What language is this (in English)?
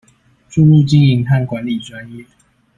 Chinese